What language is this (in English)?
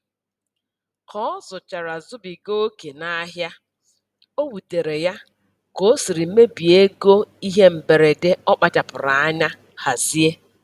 Igbo